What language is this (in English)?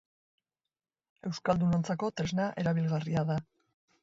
Basque